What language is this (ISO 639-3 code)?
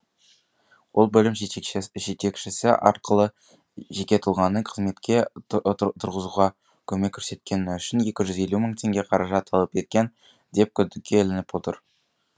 kaz